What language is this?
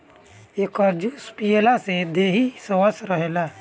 Bhojpuri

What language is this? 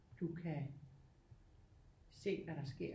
Danish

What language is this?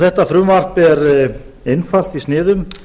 Icelandic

